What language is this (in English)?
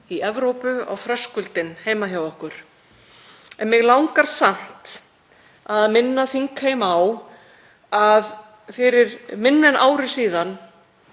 Icelandic